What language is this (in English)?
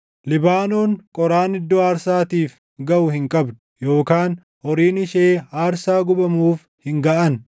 Oromo